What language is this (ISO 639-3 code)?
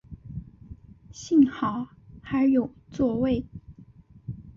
zho